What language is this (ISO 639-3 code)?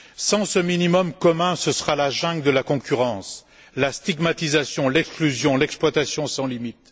fra